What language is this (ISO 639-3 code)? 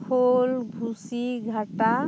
sat